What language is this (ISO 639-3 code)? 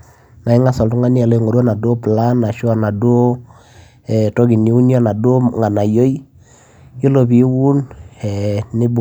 mas